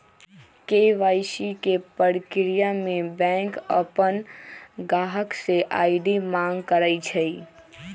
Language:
Magahi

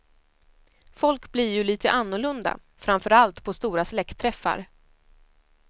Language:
Swedish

